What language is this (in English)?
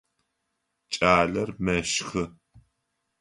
Adyghe